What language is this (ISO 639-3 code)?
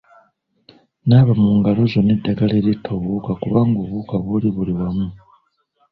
lug